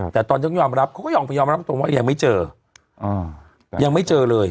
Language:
Thai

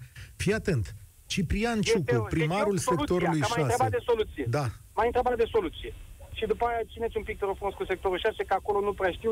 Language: Romanian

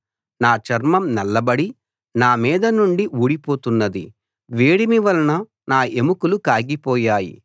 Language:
Telugu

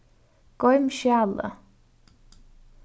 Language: Faroese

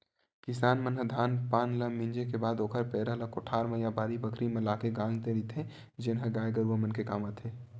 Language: Chhattisgarhi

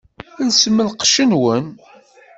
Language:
Kabyle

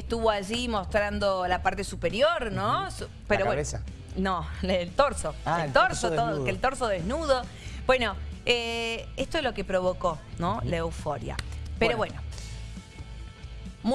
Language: Spanish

